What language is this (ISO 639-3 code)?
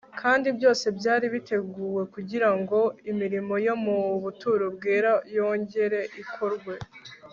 kin